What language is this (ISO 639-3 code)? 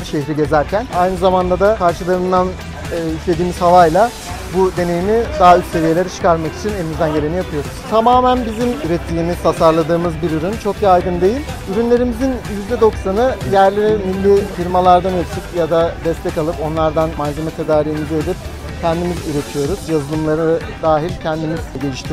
tur